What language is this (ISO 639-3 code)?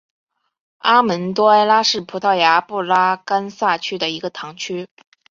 zho